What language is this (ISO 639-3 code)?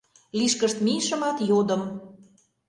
chm